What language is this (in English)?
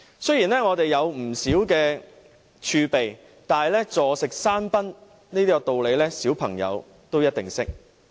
Cantonese